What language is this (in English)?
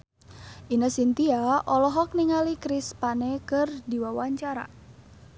Sundanese